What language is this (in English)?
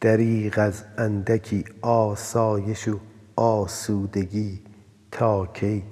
Persian